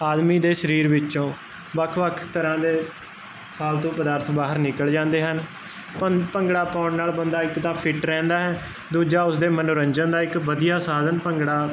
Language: Punjabi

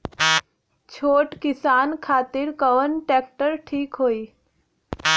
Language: Bhojpuri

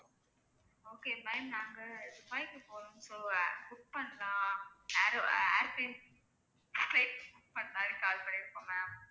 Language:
Tamil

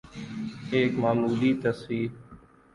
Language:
Urdu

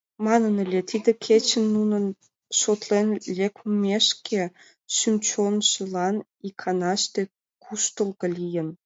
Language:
Mari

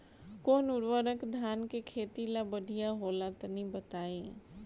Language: Bhojpuri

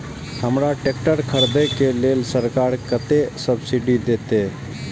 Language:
Maithili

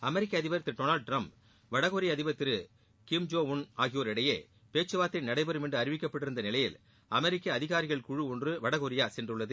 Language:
Tamil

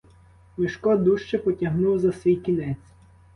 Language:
Ukrainian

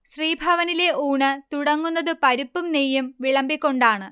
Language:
Malayalam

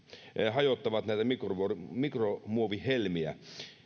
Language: Finnish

